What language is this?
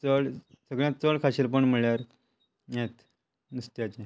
Konkani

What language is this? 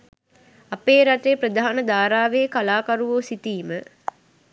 Sinhala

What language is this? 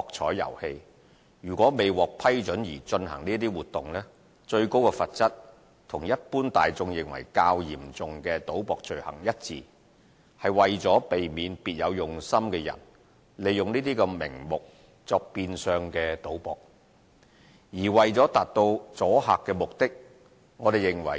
Cantonese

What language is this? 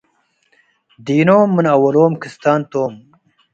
Tigre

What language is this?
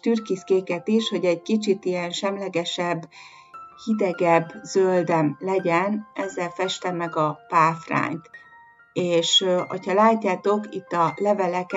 Hungarian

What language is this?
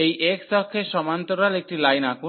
Bangla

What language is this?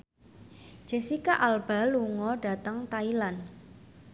Javanese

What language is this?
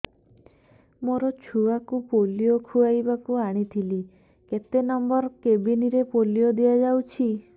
Odia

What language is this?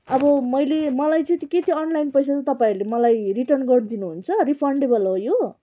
Nepali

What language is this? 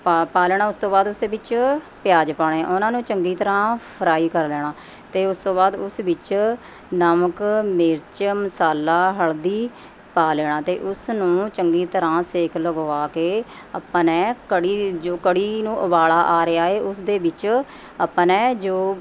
Punjabi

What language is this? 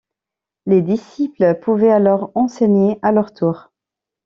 French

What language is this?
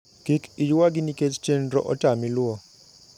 Luo (Kenya and Tanzania)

